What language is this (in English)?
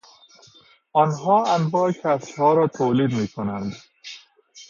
Persian